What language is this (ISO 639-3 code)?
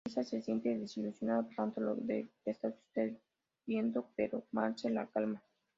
spa